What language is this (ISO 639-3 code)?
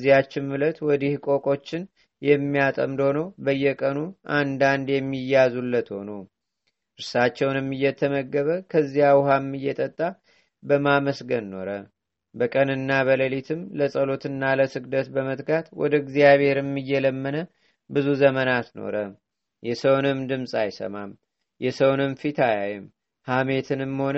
amh